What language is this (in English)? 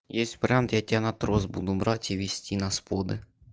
Russian